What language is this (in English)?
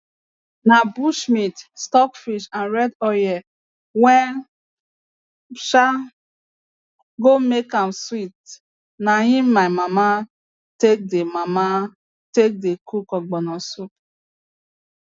Nigerian Pidgin